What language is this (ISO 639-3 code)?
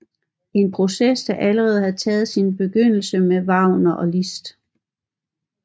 dan